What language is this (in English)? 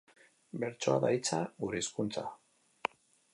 Basque